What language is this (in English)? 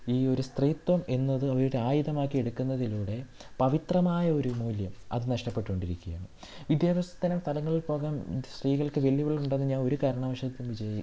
Malayalam